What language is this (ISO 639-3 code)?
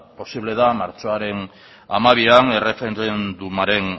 eus